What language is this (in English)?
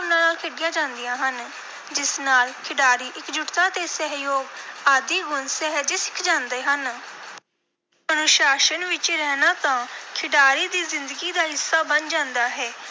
Punjabi